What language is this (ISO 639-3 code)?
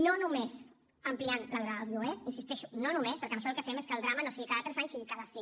cat